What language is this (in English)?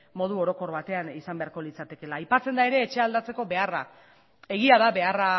Basque